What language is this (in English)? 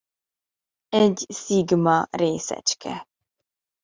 Hungarian